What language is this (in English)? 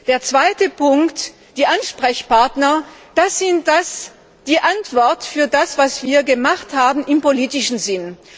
German